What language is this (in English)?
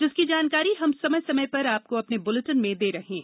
Hindi